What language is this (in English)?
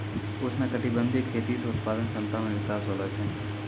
Maithili